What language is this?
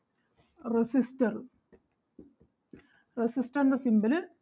Malayalam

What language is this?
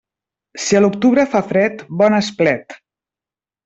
Catalan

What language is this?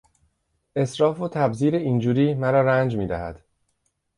Persian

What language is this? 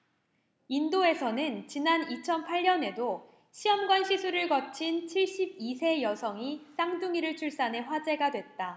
Korean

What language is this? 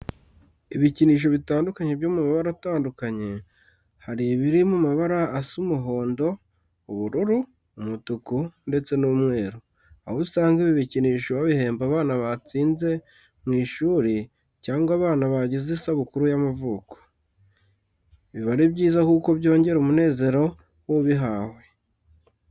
Kinyarwanda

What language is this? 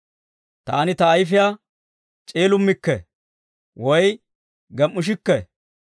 Dawro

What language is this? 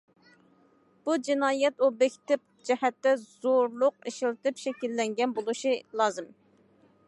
Uyghur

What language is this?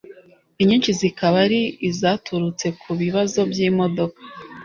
Kinyarwanda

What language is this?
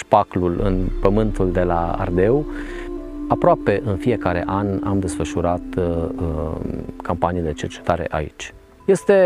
Romanian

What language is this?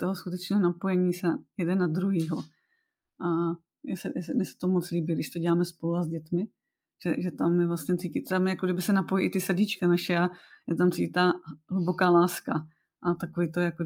Czech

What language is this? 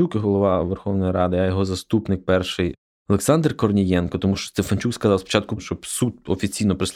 Ukrainian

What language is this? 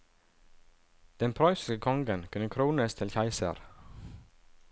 Norwegian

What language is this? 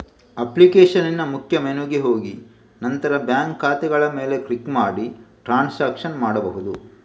Kannada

